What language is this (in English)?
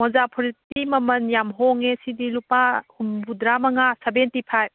Manipuri